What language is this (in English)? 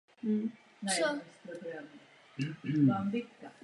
Czech